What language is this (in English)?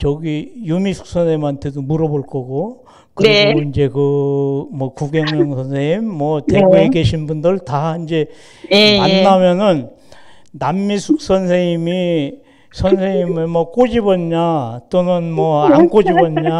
Korean